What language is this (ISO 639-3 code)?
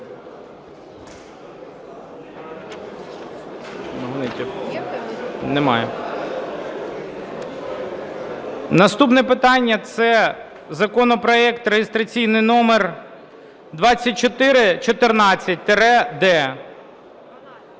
ukr